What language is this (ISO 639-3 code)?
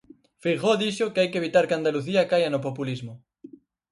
glg